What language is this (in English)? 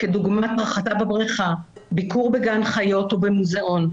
Hebrew